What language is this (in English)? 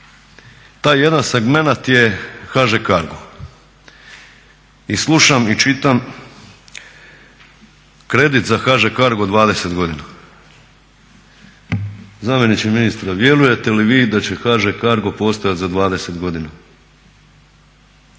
Croatian